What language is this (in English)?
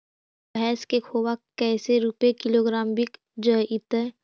Magahi